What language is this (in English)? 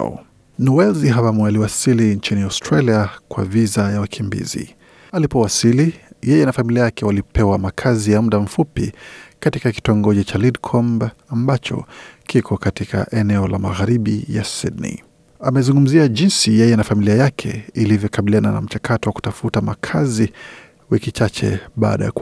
Swahili